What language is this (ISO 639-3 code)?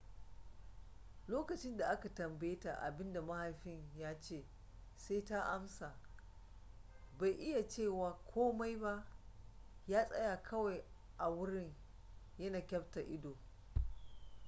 hau